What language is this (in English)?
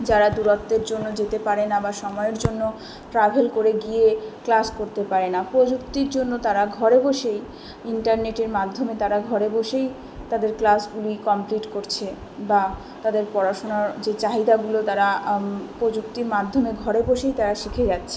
Bangla